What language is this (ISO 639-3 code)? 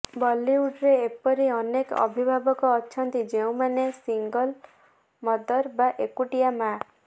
ori